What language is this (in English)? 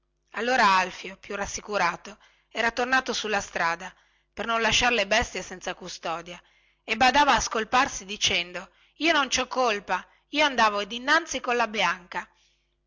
Italian